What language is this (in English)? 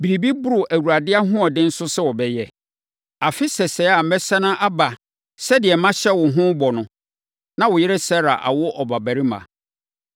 Akan